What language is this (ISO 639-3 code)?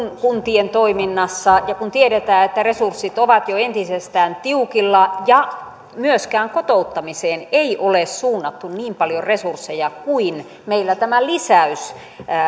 fin